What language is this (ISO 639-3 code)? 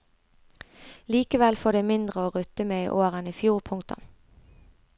nor